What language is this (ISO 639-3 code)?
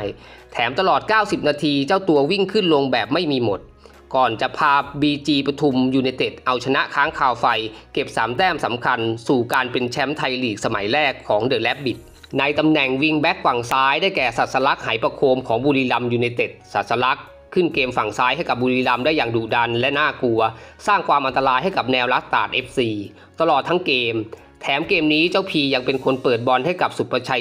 tha